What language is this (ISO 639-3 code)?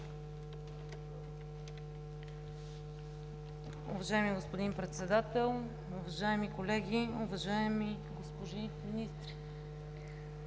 bul